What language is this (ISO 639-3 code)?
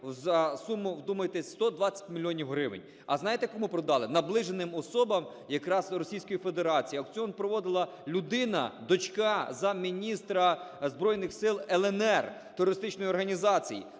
ukr